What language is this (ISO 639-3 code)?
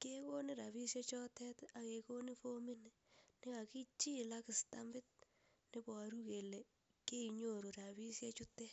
kln